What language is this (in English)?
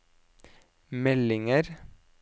Norwegian